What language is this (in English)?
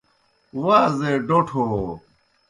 Kohistani Shina